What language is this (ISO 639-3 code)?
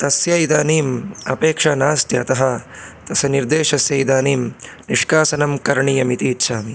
san